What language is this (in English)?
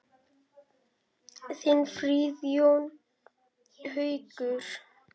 Icelandic